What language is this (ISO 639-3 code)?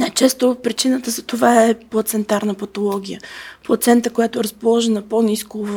bul